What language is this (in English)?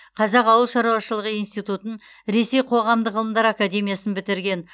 Kazakh